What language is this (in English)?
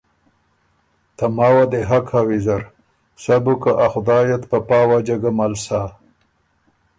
Ormuri